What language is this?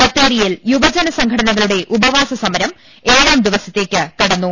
Malayalam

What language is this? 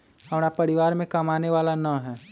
Magahi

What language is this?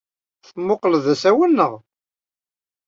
Kabyle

